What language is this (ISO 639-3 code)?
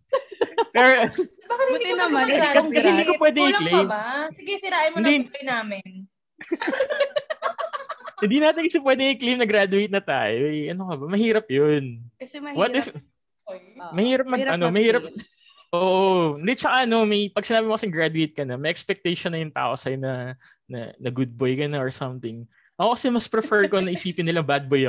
fil